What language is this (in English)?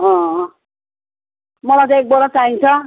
Nepali